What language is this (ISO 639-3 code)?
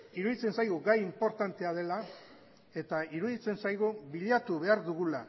eus